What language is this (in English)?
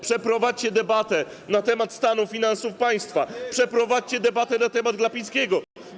Polish